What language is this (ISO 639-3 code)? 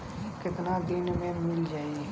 bho